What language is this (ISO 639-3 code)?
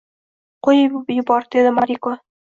uzb